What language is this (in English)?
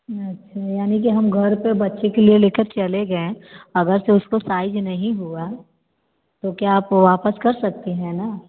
Hindi